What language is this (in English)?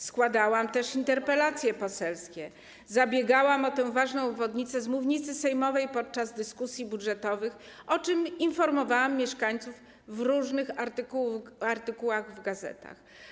Polish